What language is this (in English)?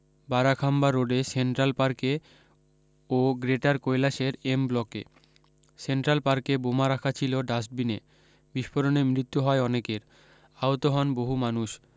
Bangla